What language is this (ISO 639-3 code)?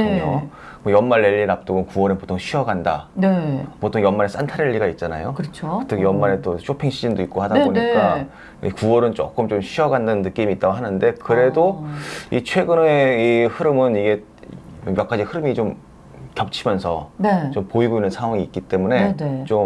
kor